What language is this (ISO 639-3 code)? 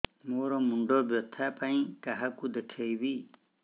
ori